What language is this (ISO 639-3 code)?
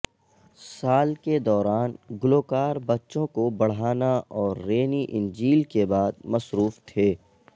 urd